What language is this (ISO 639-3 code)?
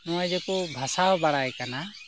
sat